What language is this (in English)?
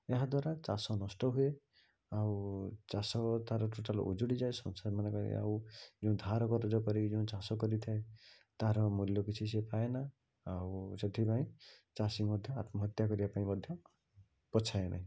Odia